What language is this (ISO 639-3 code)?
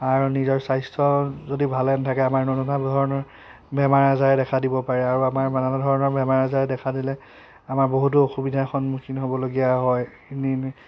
asm